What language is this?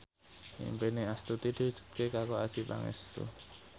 Javanese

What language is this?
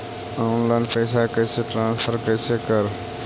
Magahi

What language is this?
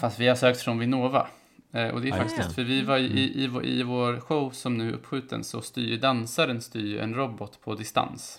Swedish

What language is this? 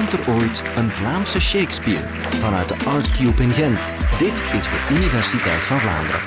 Dutch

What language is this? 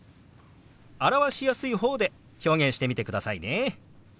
Japanese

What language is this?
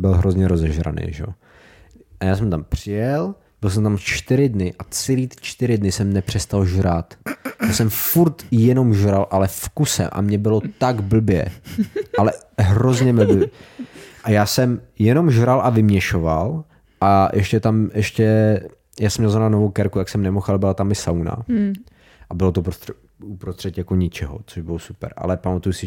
Czech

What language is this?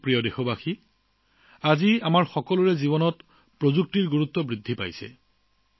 Assamese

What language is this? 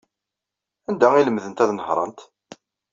Kabyle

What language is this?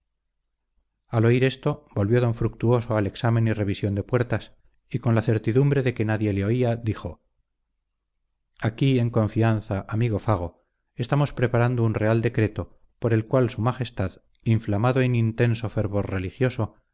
Spanish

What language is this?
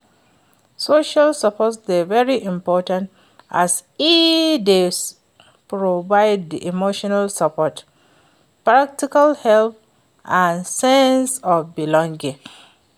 Nigerian Pidgin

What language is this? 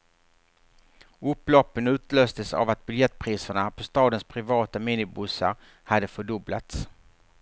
Swedish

